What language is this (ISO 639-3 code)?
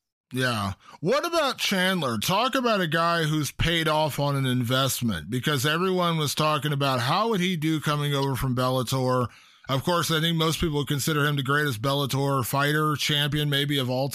eng